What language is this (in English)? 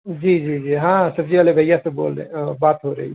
Urdu